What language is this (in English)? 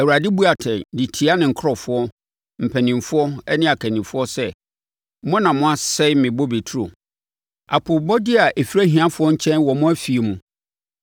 Akan